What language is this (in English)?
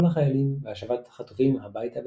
Hebrew